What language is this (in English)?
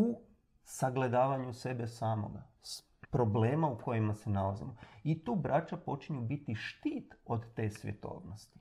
Croatian